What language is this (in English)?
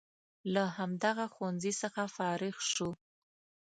Pashto